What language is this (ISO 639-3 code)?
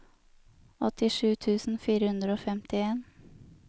nor